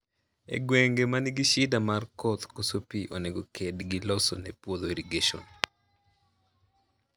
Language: Luo (Kenya and Tanzania)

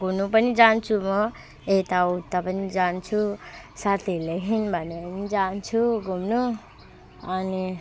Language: Nepali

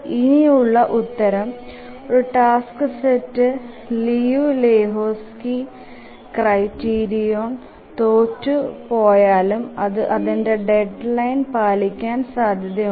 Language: Malayalam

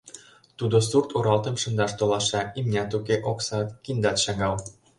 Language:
Mari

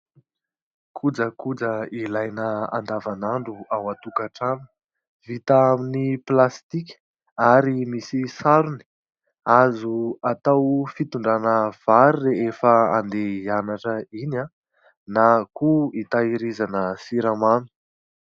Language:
Malagasy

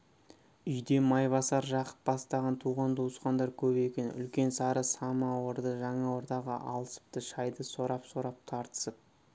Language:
Kazakh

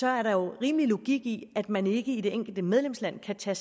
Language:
Danish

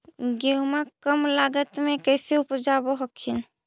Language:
Magahi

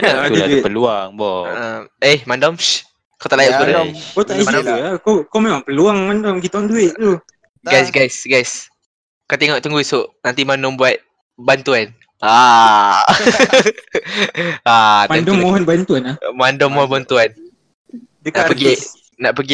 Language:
Malay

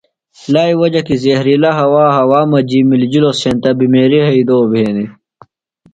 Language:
Phalura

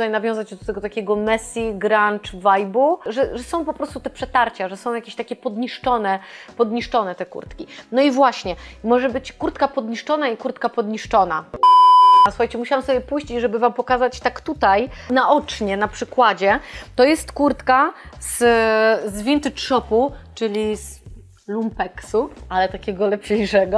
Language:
Polish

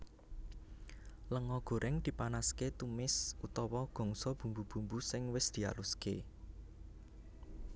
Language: Javanese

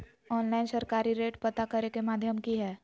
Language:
Magahi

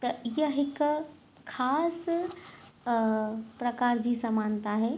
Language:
Sindhi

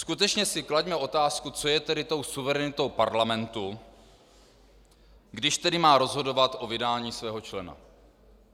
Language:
Czech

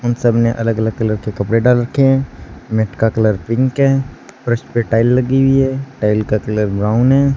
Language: Hindi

